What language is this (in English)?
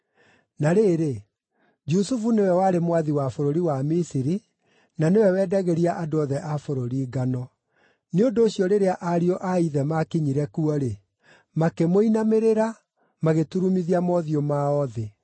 Kikuyu